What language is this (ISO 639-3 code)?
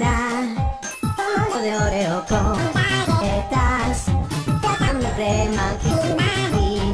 tha